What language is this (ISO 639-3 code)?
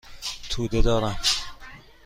fas